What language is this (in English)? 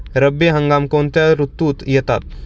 Marathi